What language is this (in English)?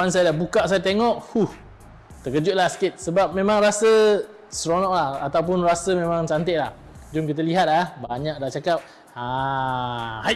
Malay